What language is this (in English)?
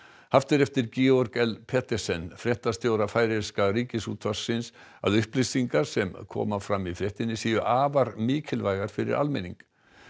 Icelandic